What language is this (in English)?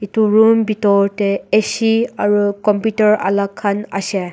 Naga Pidgin